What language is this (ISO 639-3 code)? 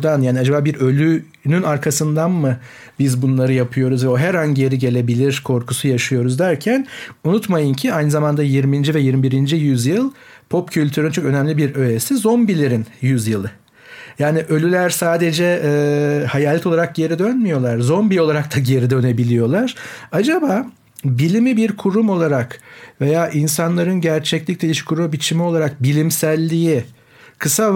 tur